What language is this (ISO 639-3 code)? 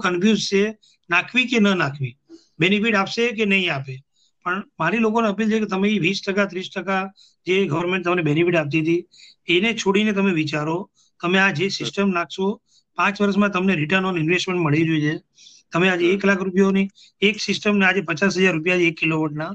guj